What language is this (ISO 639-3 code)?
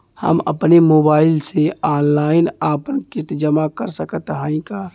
bho